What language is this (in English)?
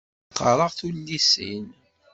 Kabyle